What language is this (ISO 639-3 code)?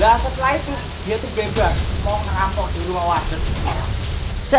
ind